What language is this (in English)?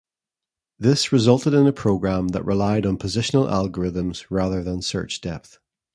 English